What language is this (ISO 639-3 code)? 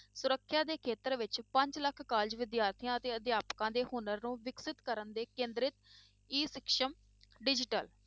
pan